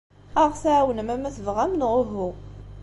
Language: Kabyle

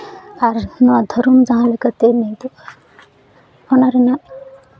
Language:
Santali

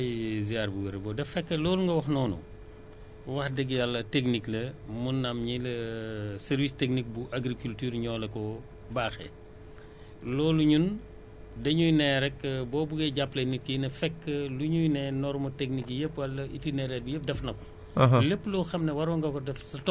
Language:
Wolof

